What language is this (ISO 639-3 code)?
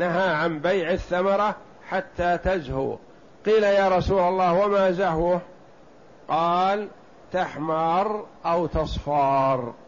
ara